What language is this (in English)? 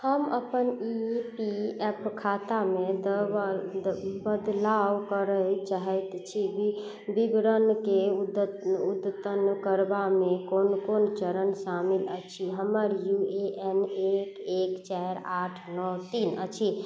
Maithili